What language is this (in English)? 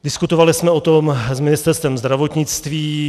Czech